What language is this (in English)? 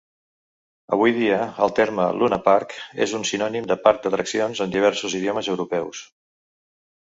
Catalan